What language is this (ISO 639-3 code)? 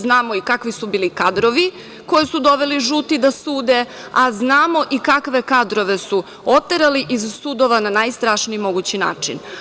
srp